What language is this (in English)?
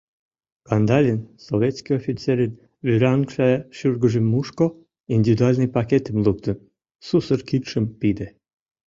Mari